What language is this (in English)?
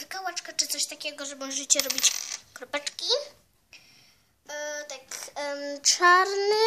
Polish